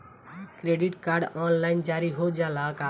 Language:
Bhojpuri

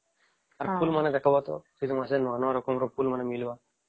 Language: Odia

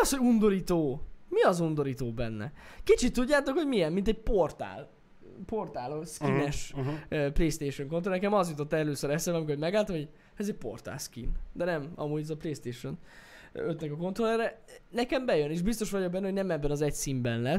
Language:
Hungarian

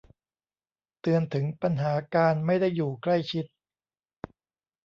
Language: Thai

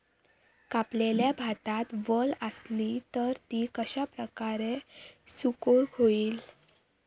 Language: Marathi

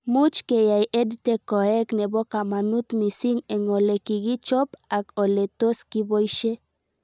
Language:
Kalenjin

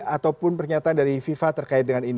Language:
Indonesian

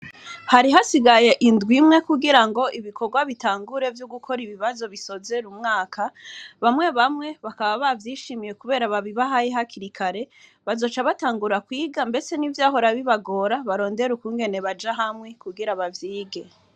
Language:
Rundi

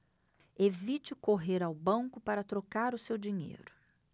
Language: Portuguese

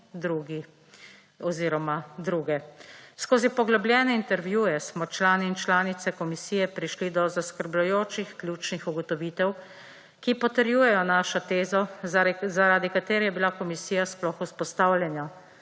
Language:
Slovenian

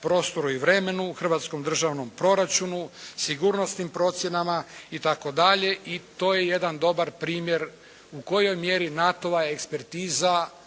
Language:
Croatian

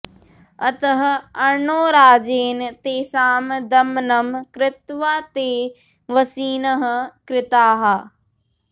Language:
Sanskrit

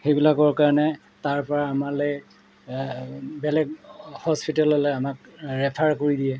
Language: Assamese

